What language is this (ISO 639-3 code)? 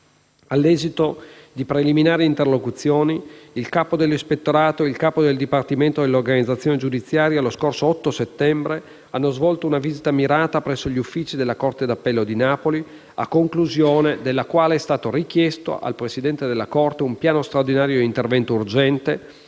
ita